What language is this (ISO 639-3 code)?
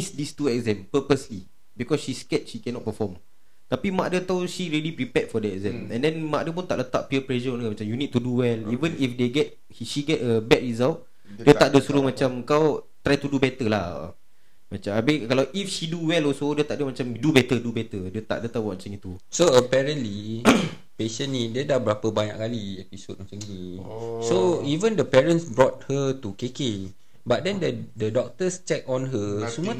msa